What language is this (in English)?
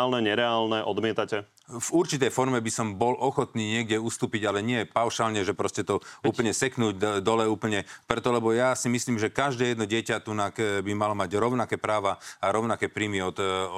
Slovak